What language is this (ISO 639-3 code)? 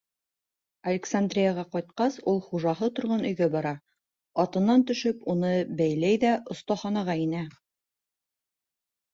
bak